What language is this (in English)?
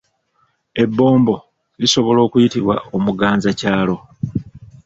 Ganda